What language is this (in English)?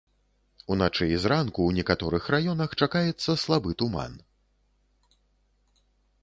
Belarusian